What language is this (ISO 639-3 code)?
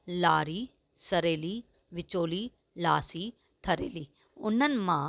snd